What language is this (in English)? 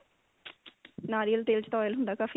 Punjabi